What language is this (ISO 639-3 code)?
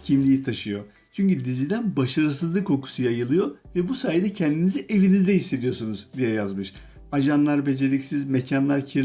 tur